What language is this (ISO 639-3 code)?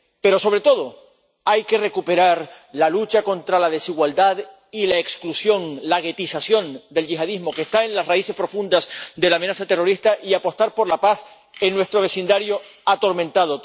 spa